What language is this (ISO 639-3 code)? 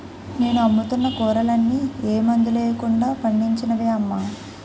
tel